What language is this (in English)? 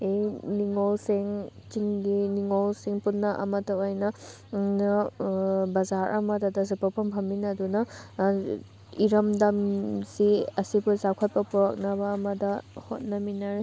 Manipuri